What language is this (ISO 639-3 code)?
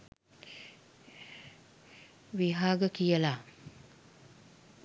sin